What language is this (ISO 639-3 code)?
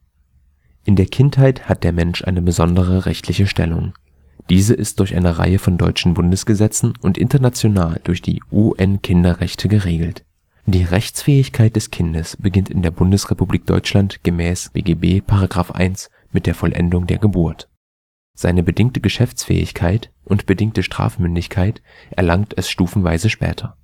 deu